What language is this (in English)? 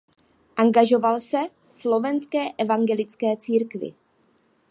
Czech